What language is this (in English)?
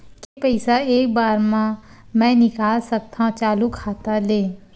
Chhattisgarhi